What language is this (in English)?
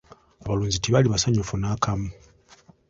Ganda